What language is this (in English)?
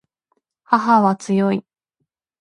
Japanese